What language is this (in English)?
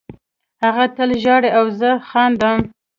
Pashto